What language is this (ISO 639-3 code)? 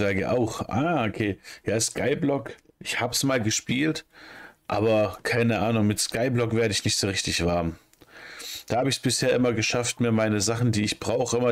deu